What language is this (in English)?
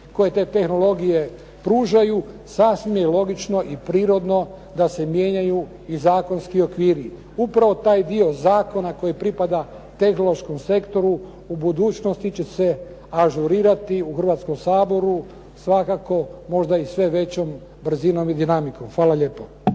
Croatian